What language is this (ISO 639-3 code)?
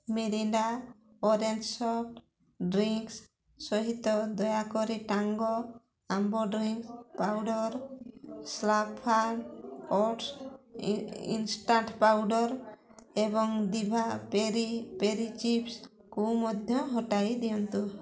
ori